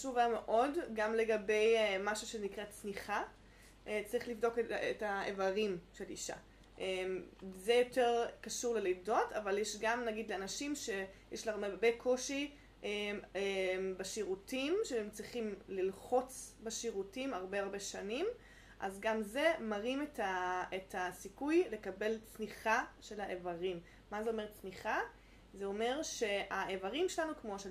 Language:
Hebrew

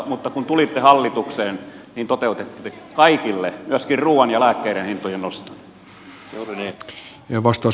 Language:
Finnish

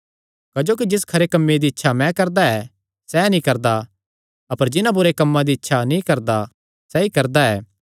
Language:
Kangri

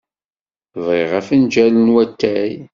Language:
Kabyle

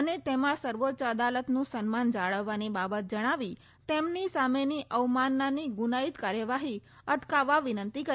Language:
Gujarati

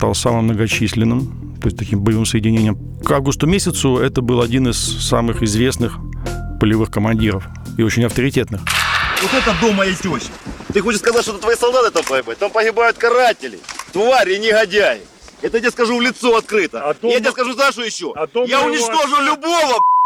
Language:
Russian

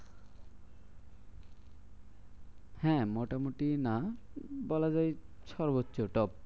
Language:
Bangla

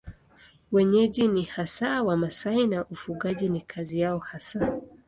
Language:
Swahili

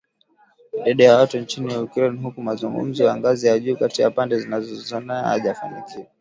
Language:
Swahili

